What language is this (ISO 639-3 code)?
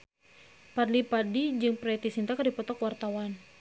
sun